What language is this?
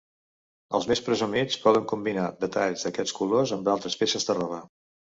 Catalan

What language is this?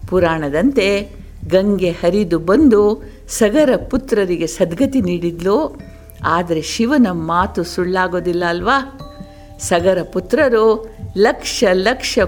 Kannada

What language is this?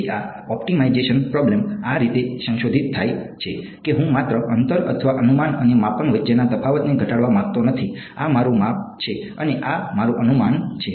Gujarati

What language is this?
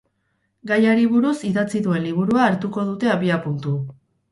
Basque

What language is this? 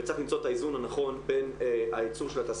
Hebrew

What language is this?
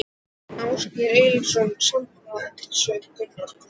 Icelandic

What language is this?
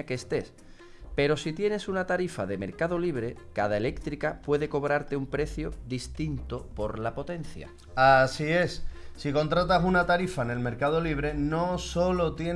Spanish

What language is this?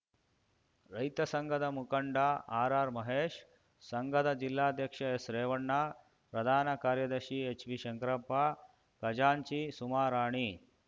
Kannada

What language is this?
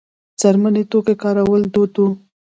Pashto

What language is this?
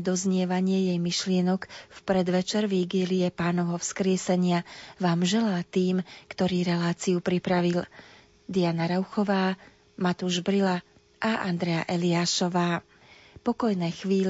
Slovak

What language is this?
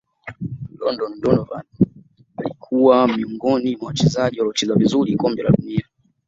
Swahili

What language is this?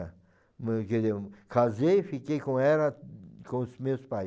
Portuguese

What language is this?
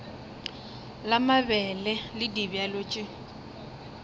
Northern Sotho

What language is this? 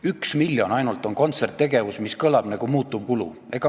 Estonian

